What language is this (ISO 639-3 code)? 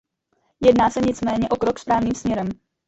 ces